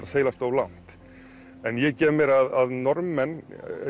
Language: Icelandic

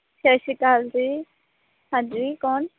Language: Punjabi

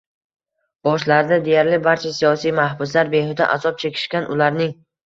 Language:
Uzbek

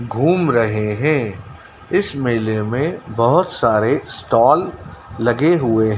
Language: Hindi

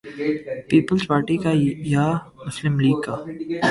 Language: Urdu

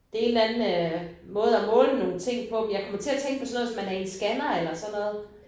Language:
Danish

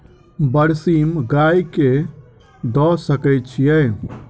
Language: Maithili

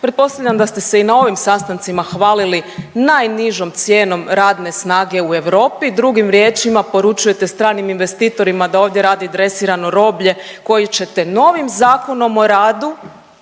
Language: Croatian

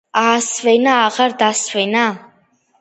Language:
Georgian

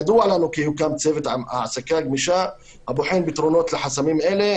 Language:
Hebrew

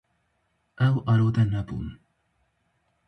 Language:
Kurdish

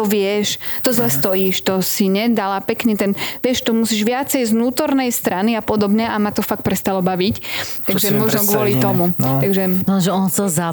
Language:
Slovak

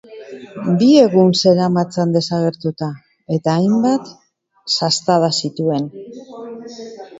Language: Basque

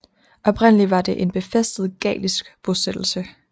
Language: Danish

